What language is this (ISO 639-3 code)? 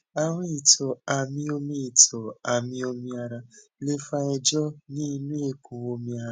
yor